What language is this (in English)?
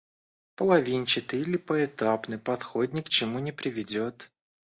Russian